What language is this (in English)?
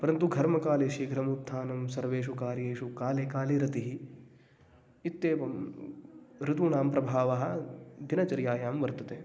Sanskrit